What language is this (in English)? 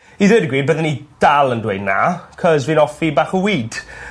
Welsh